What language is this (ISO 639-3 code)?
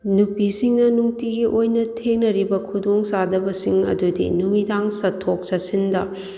mni